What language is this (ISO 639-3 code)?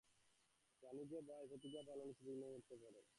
ben